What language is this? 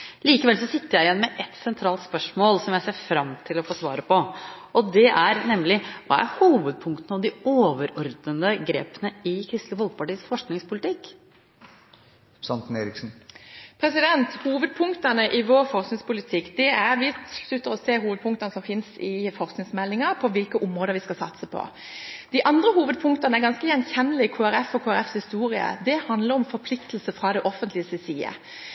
Norwegian Bokmål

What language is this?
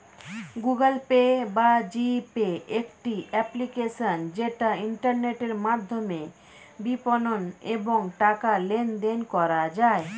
Bangla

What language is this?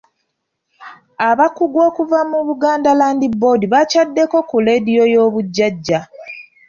Ganda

